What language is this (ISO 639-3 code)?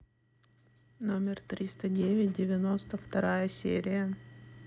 rus